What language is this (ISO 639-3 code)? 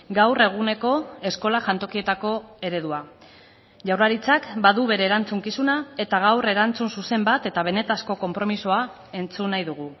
eus